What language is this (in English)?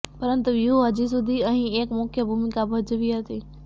Gujarati